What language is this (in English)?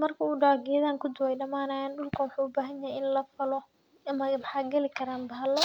Somali